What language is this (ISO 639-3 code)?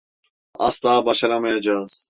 tur